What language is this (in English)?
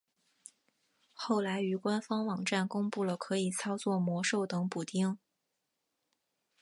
Chinese